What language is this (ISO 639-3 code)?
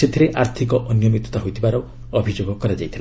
ori